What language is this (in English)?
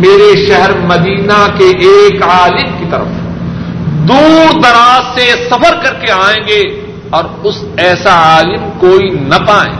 Urdu